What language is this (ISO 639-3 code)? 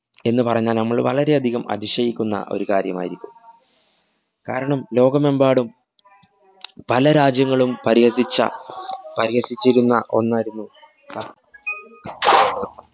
mal